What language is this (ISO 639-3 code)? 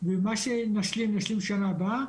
heb